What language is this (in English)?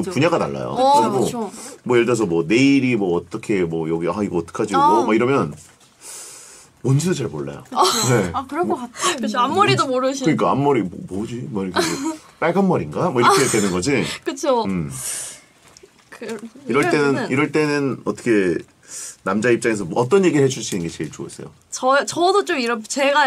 Korean